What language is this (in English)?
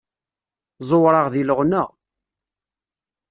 Kabyle